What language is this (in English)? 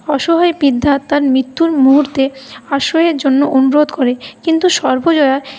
Bangla